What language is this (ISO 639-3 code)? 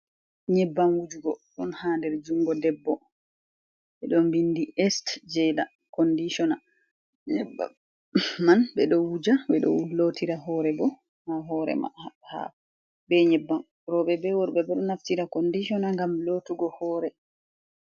ful